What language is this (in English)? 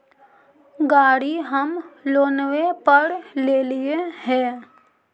Magahi